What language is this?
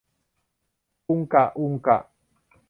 Thai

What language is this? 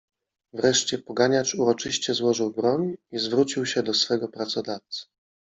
Polish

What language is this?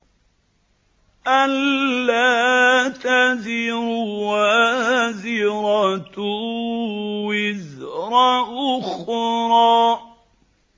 Arabic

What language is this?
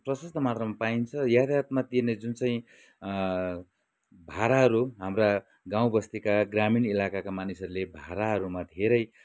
Nepali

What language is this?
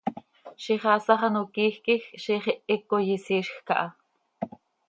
Seri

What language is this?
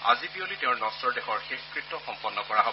Assamese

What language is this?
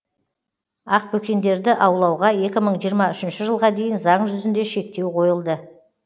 Kazakh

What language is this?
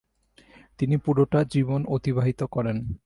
Bangla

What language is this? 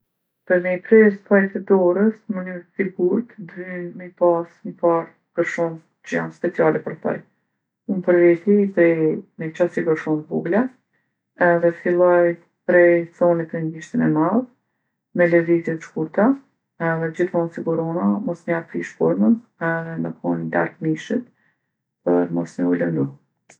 Gheg Albanian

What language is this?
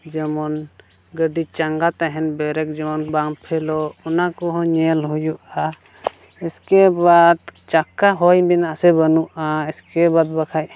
Santali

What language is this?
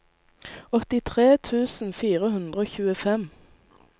Norwegian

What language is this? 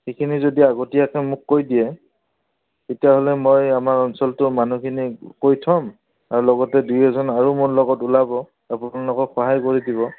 Assamese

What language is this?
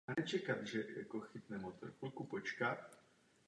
Czech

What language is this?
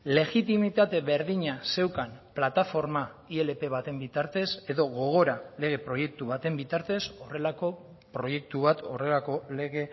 Basque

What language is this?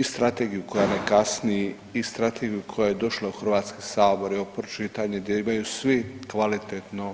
Croatian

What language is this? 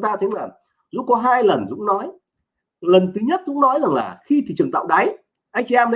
Vietnamese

